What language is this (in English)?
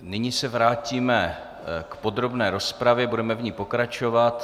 Czech